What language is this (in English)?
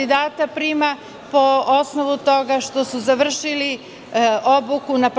Serbian